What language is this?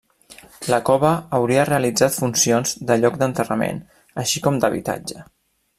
Catalan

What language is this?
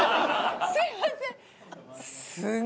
Japanese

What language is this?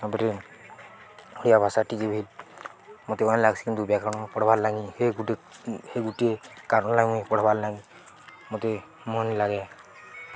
Odia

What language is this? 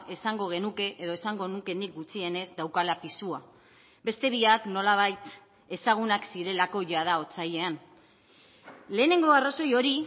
Basque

